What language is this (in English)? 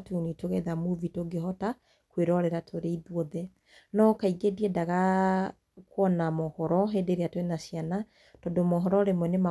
Kikuyu